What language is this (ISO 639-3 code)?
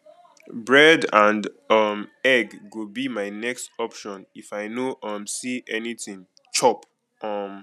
pcm